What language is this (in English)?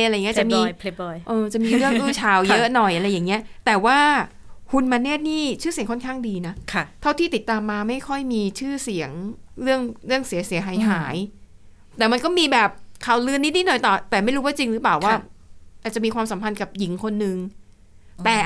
Thai